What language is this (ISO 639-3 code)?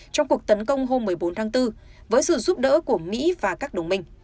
vie